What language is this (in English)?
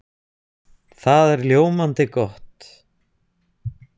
Icelandic